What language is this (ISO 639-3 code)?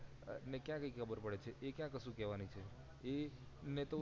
guj